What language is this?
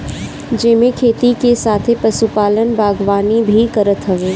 Bhojpuri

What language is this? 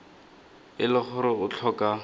Tswana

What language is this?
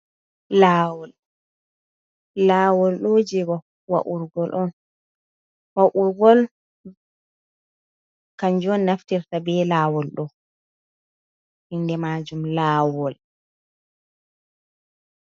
Fula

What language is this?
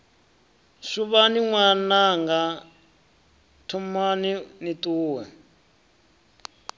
Venda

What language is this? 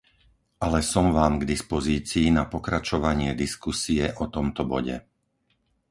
Slovak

